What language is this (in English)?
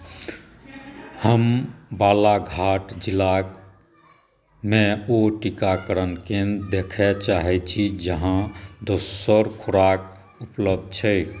Maithili